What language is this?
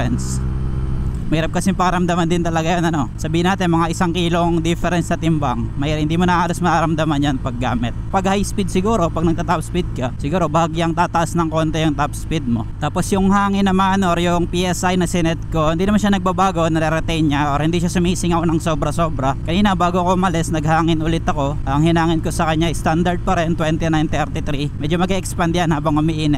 Filipino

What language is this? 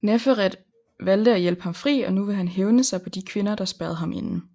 Danish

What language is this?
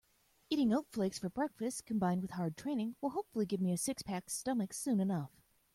English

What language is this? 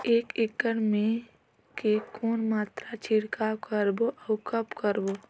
Chhattisgarhi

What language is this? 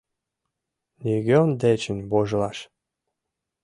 Mari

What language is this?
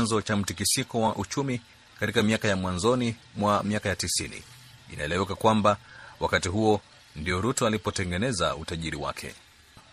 Swahili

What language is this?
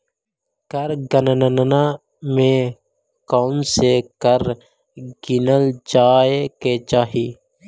Magahi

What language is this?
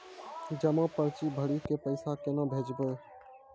Maithili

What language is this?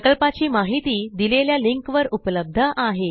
Marathi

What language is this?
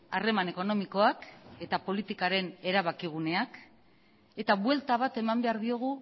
Basque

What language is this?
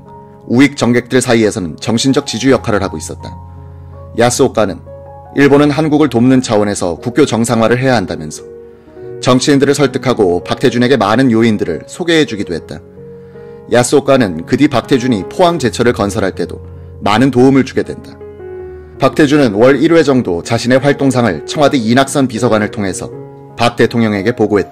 Korean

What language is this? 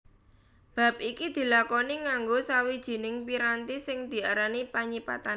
Javanese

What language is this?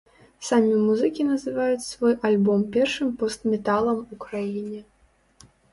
Belarusian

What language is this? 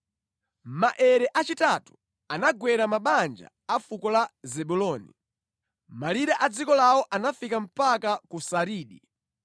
Nyanja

